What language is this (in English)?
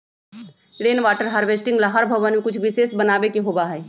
Magahi